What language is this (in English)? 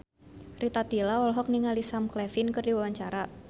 Sundanese